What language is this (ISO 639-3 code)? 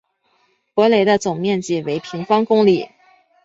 zho